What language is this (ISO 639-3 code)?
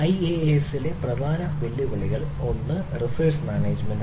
mal